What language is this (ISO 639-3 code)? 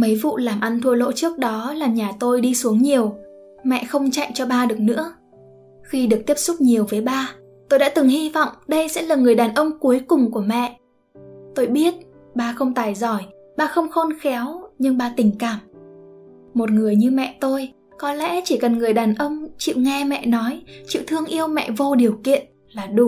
vie